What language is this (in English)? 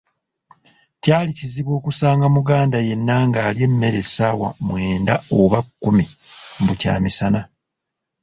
Ganda